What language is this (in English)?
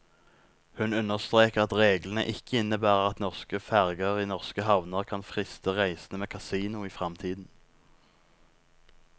Norwegian